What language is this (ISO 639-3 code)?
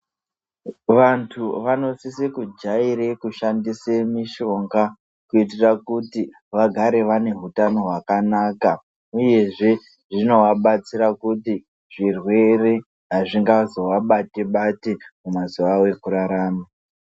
ndc